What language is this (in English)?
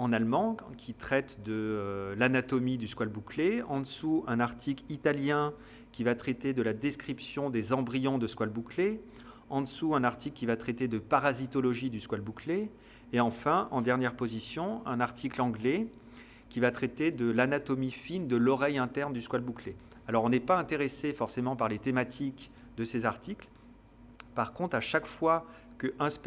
French